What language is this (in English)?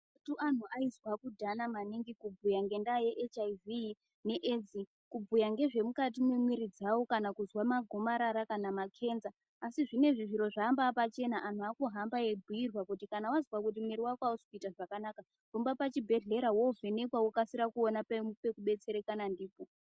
Ndau